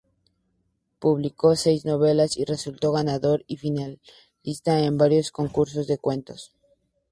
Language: Spanish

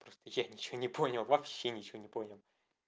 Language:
Russian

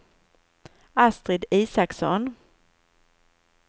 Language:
Swedish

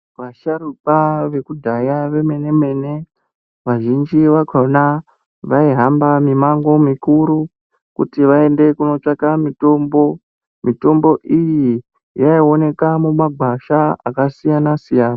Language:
Ndau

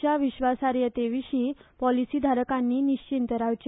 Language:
Konkani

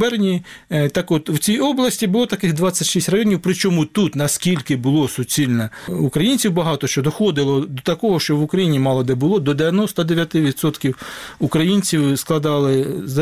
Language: Ukrainian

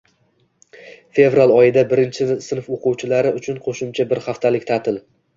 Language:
Uzbek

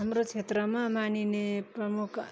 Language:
Nepali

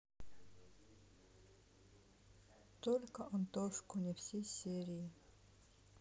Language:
Russian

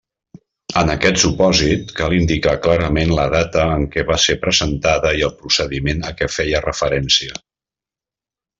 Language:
Catalan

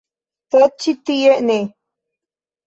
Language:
Esperanto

